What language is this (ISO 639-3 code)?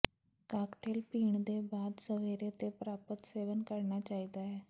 pan